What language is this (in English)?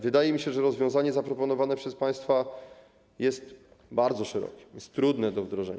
Polish